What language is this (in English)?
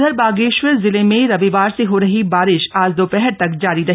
Hindi